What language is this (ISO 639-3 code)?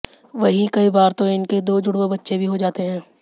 hin